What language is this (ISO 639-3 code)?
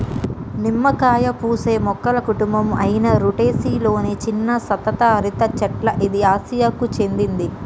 tel